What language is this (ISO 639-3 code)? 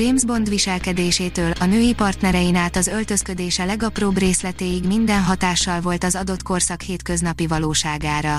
hun